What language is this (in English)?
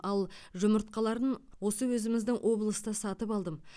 Kazakh